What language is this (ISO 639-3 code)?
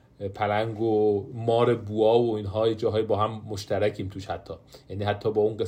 fas